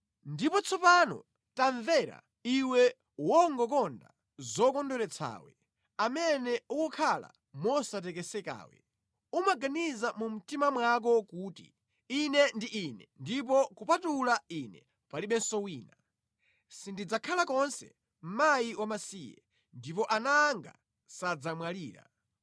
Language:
Nyanja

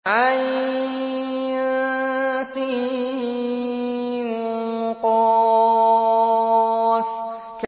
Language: Arabic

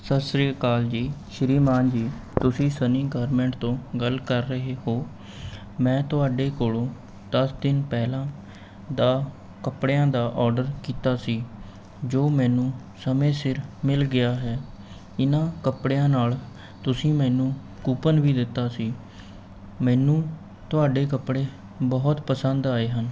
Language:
Punjabi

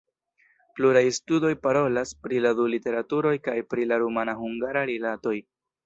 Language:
Esperanto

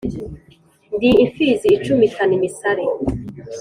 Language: Kinyarwanda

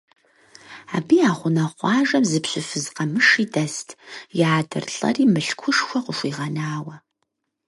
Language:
Kabardian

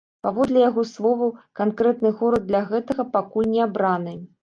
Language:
Belarusian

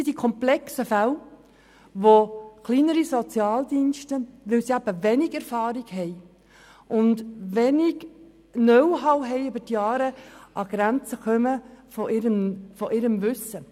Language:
Swiss German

